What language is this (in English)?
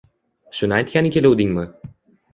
Uzbek